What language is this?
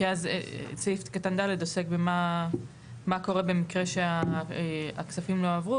Hebrew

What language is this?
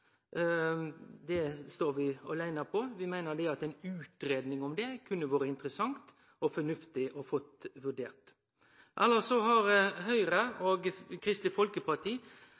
Norwegian Nynorsk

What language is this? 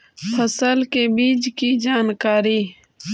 Magahi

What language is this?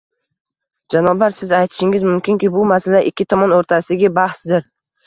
Uzbek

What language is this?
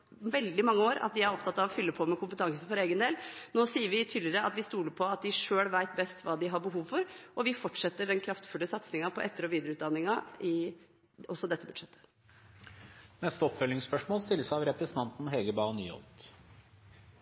Norwegian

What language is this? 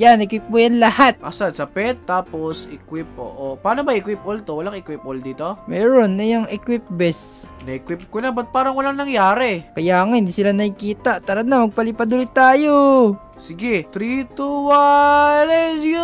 Filipino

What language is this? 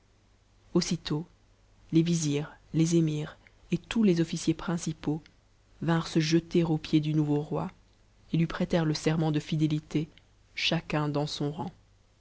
French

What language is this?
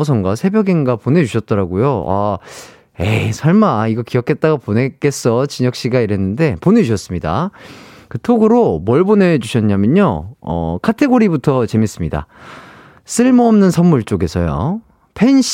Korean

